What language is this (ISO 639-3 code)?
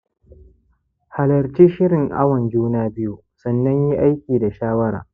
hau